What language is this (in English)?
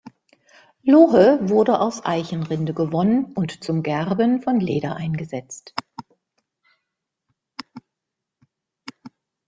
German